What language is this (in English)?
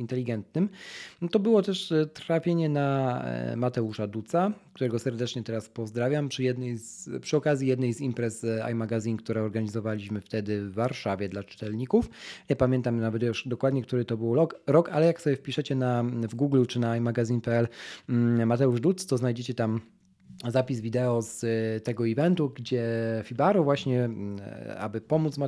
Polish